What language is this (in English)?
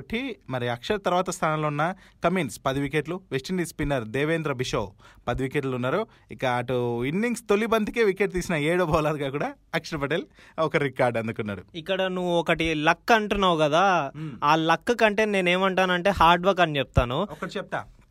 Telugu